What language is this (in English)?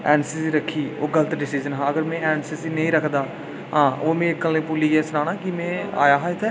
Dogri